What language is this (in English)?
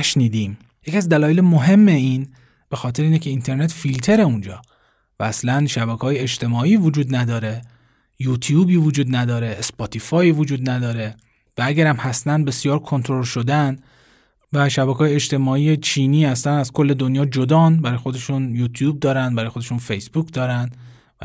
Persian